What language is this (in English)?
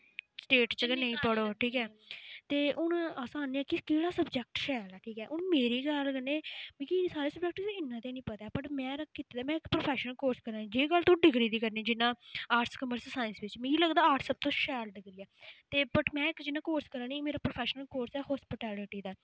Dogri